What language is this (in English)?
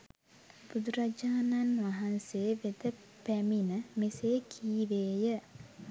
Sinhala